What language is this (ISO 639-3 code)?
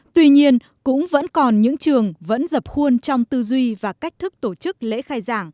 vie